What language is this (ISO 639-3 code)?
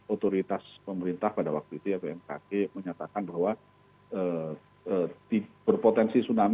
ind